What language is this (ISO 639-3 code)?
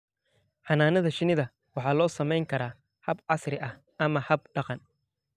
som